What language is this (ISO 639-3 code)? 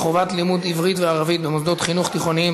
heb